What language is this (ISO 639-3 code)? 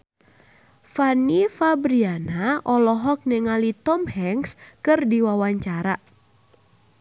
sun